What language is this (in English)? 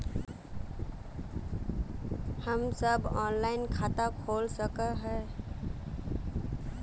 Magahi